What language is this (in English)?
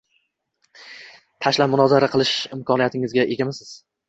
Uzbek